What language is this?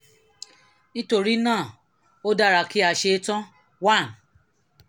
Yoruba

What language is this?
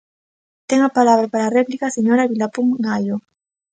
Galician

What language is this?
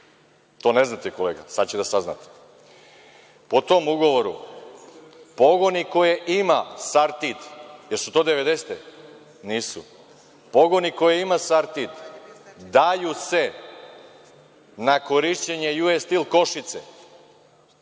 Serbian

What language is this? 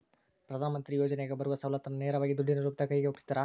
Kannada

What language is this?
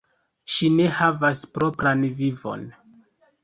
Esperanto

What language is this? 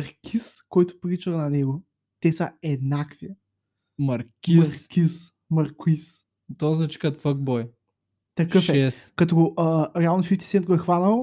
Bulgarian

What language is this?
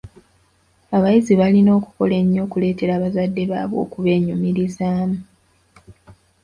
Ganda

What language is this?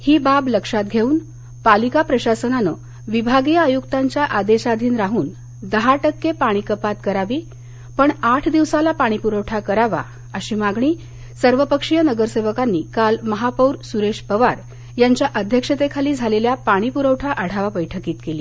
Marathi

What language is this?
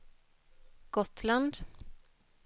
Swedish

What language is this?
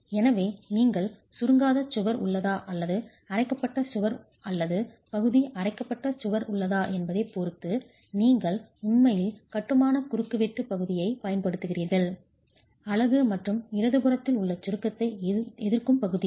Tamil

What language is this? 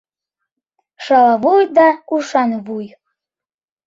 Mari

